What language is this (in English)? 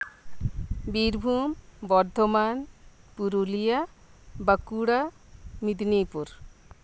Santali